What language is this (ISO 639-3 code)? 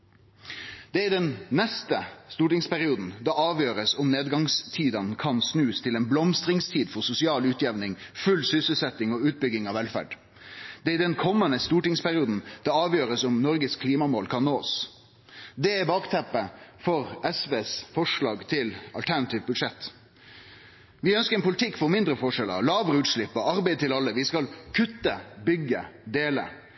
nno